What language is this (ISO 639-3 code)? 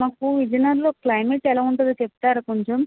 tel